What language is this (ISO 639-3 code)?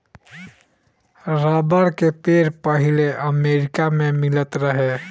bho